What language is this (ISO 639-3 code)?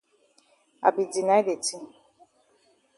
wes